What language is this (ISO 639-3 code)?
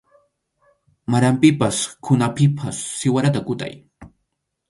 qxu